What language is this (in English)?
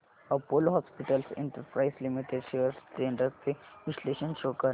Marathi